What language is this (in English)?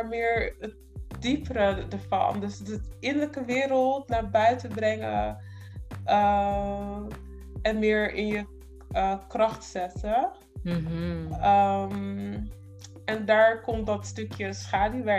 Dutch